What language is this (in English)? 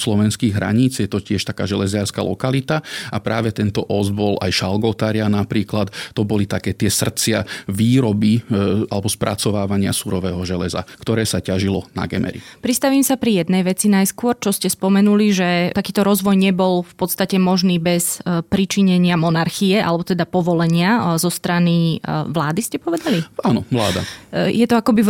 Slovak